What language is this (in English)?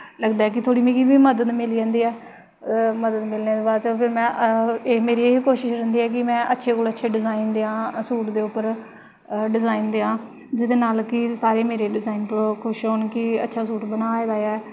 Dogri